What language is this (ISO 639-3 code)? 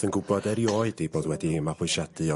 cym